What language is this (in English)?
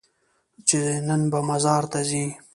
Pashto